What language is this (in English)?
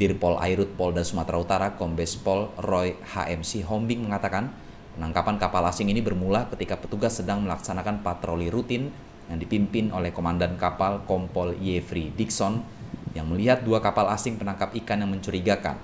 Indonesian